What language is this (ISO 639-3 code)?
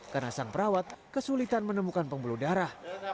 ind